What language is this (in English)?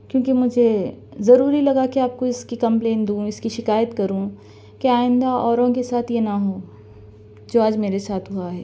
Urdu